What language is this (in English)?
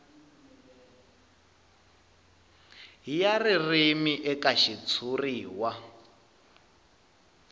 Tsonga